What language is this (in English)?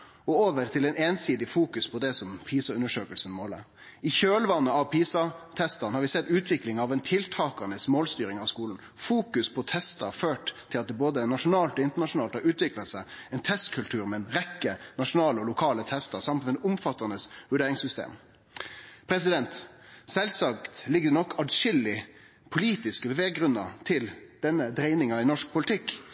Norwegian Nynorsk